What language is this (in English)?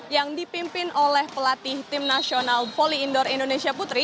Indonesian